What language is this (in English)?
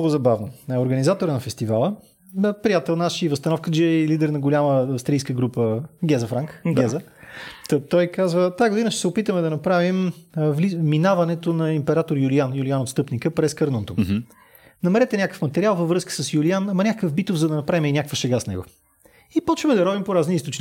Bulgarian